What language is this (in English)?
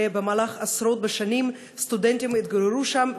Hebrew